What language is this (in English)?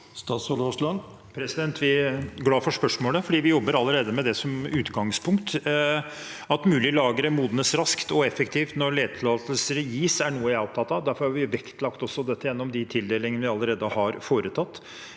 Norwegian